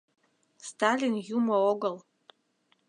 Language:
Mari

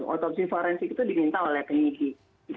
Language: Indonesian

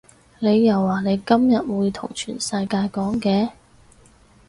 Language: Cantonese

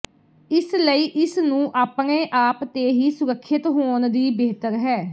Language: Punjabi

